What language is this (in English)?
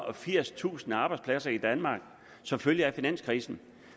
Danish